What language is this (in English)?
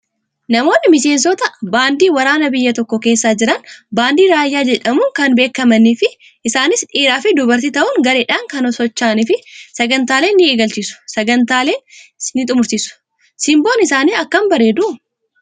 Oromo